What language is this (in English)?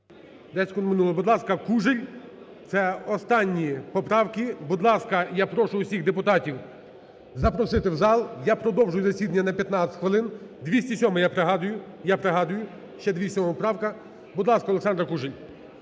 Ukrainian